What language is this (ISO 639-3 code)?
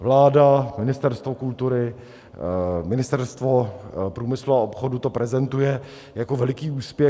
ces